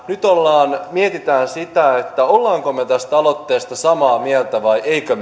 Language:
Finnish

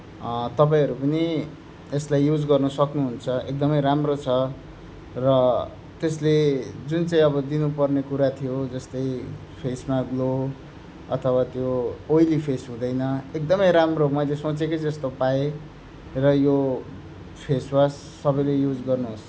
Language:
Nepali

